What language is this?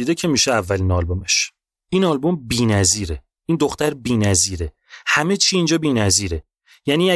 Persian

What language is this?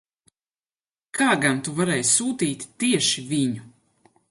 Latvian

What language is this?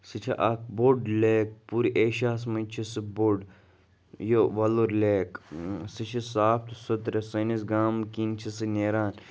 Kashmiri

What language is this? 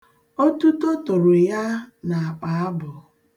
Igbo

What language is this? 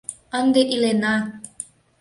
Mari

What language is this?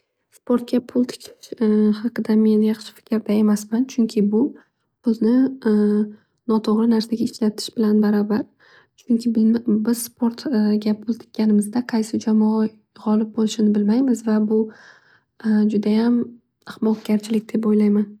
Uzbek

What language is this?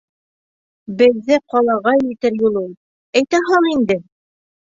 Bashkir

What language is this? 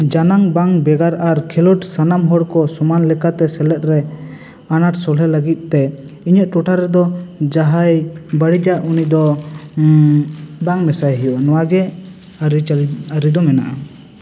Santali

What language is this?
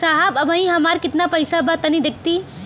Bhojpuri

